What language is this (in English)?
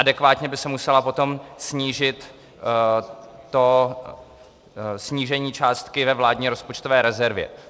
Czech